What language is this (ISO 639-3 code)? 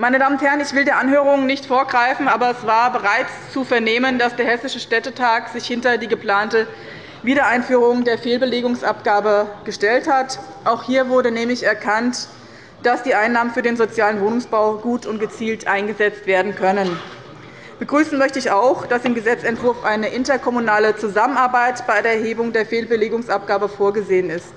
deu